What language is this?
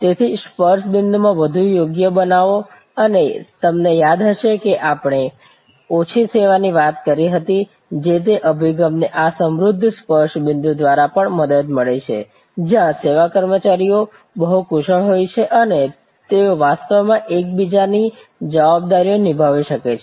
Gujarati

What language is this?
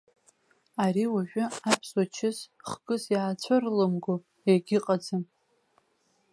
Abkhazian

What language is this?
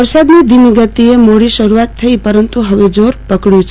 Gujarati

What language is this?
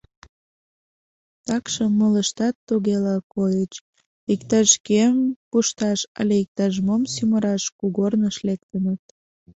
Mari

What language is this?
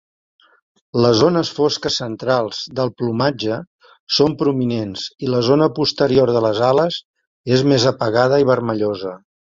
Catalan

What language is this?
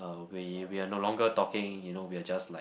English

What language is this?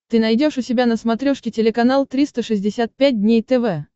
Russian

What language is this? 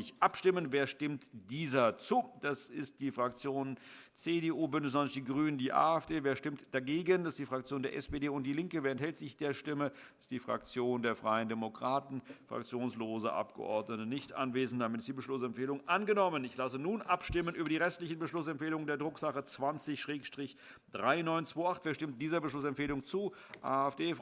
German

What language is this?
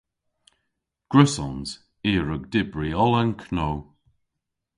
Cornish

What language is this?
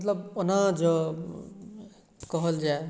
Maithili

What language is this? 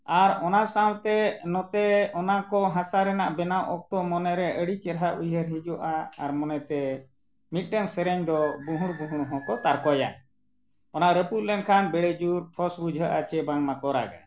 Santali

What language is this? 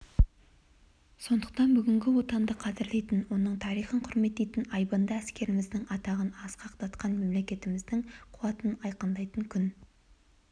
Kazakh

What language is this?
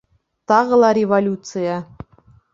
Bashkir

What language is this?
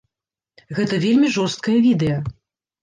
Belarusian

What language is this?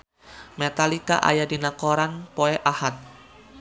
Sundanese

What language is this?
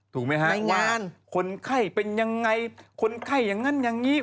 Thai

